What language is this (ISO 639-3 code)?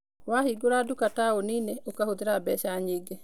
kik